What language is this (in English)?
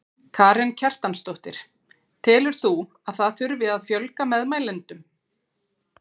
Icelandic